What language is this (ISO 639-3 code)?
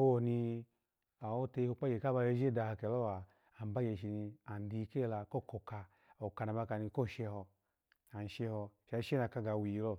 ala